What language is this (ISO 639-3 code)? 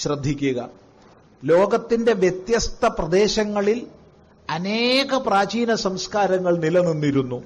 mal